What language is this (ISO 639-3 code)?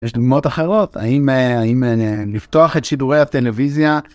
heb